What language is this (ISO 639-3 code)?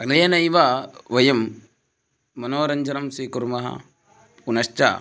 san